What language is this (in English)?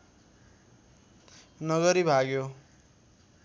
Nepali